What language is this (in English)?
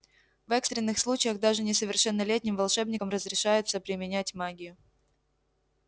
Russian